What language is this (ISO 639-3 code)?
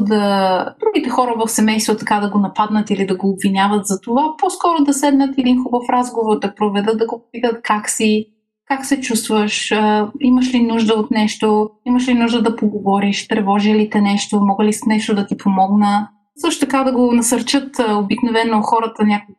bul